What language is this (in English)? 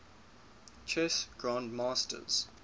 English